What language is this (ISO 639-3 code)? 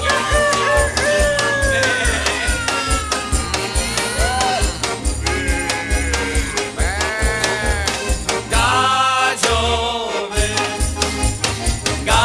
slk